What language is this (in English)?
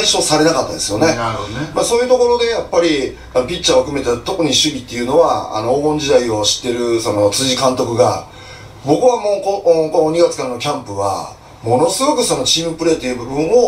Japanese